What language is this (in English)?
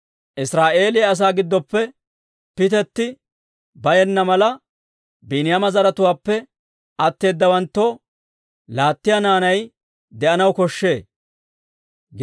Dawro